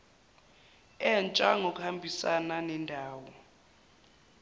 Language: Zulu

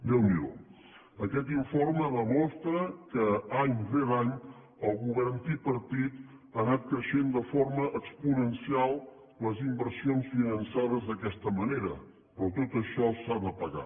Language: Catalan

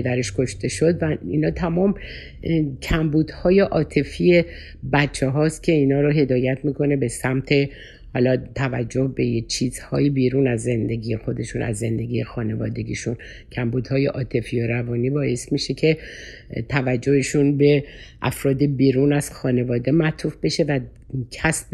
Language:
Persian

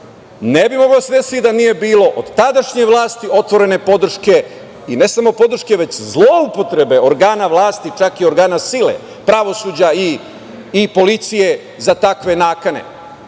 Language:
Serbian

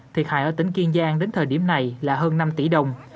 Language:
Vietnamese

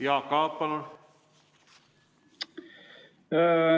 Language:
Estonian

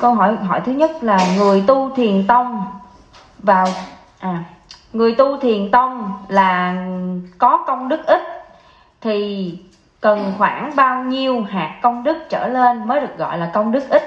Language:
Vietnamese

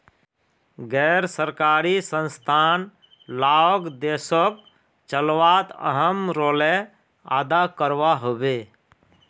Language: Magahi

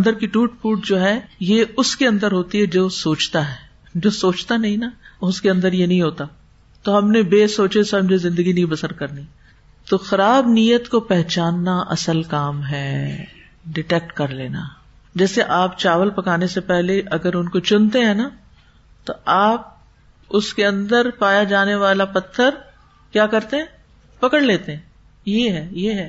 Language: Urdu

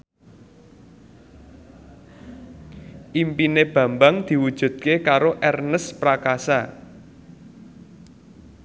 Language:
Javanese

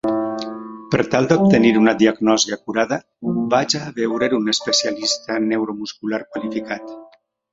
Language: Catalan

